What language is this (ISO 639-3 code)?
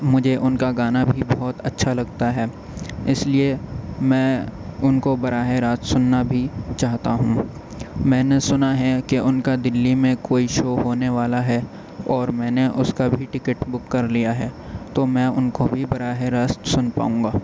urd